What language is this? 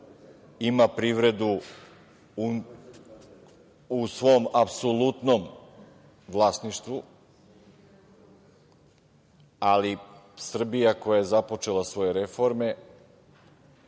Serbian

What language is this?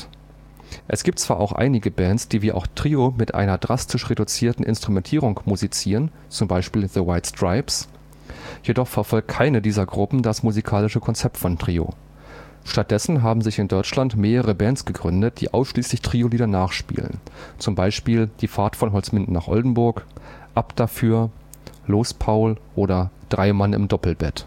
German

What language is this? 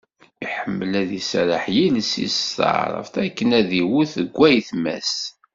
Kabyle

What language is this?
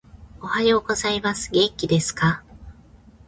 Japanese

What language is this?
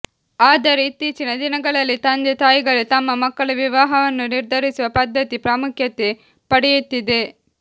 Kannada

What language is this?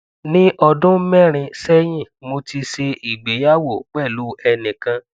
Yoruba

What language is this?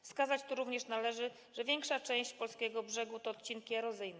Polish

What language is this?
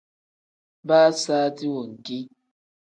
Tem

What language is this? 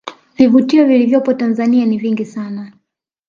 Swahili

